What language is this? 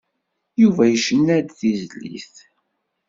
Kabyle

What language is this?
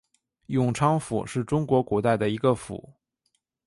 Chinese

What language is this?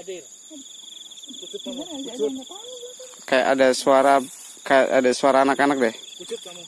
Indonesian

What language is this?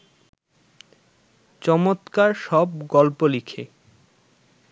Bangla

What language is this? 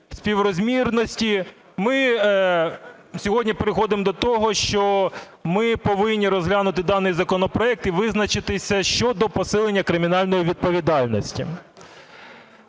Ukrainian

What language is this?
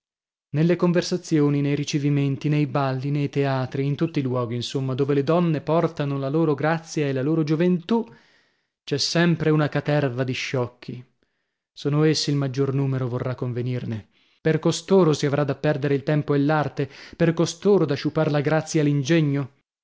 Italian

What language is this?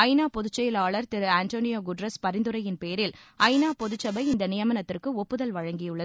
Tamil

